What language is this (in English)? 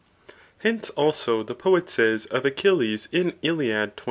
English